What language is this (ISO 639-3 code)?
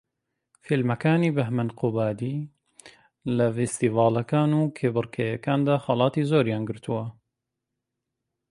ckb